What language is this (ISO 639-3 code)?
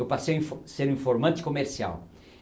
por